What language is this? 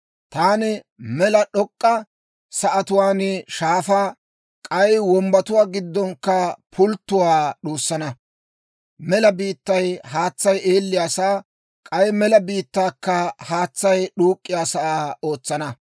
Dawro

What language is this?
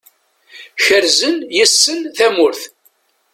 Kabyle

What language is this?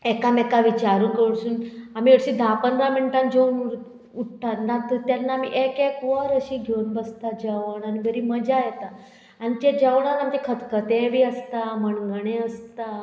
Konkani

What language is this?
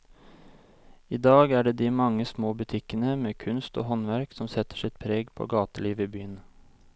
Norwegian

